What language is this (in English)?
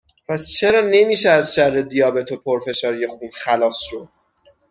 Persian